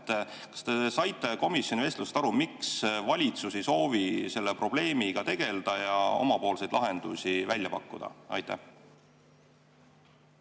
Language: Estonian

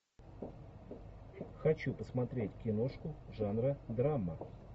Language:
Russian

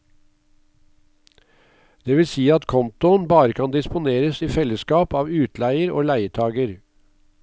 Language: Norwegian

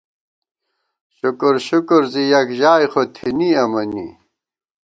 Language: Gawar-Bati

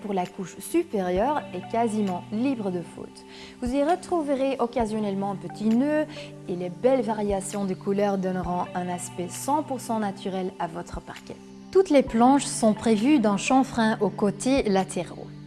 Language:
French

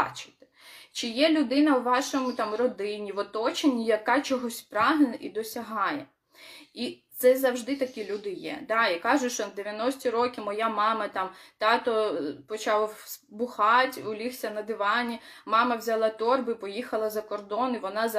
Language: Ukrainian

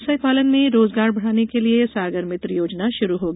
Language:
Hindi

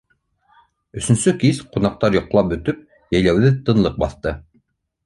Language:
Bashkir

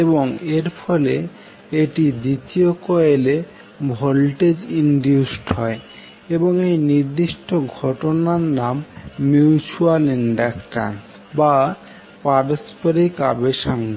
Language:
Bangla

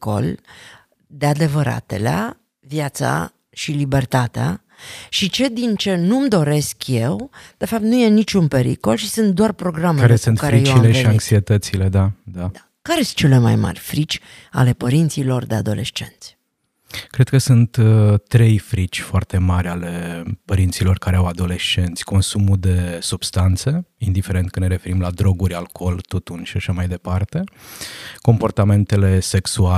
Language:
Romanian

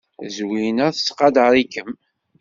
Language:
Kabyle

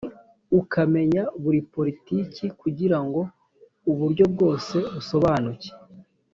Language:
Kinyarwanda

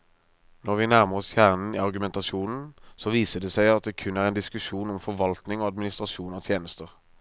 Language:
Norwegian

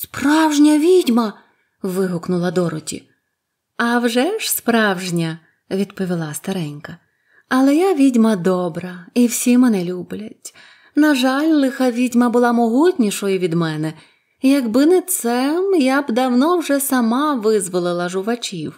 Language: Ukrainian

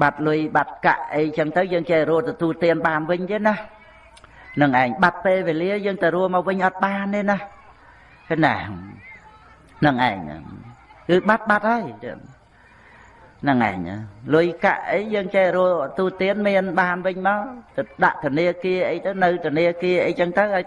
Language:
Vietnamese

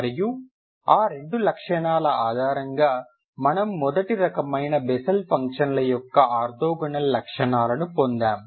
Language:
Telugu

